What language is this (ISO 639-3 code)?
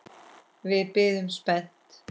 isl